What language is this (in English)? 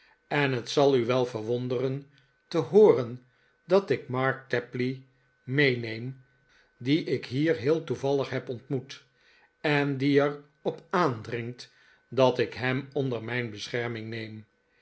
Dutch